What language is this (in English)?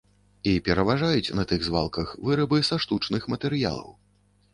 Belarusian